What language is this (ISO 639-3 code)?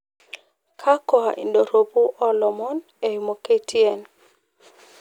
mas